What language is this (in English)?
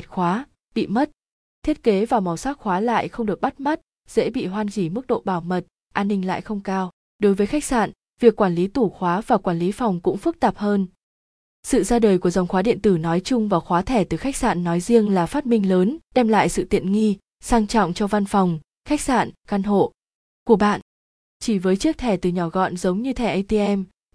Vietnamese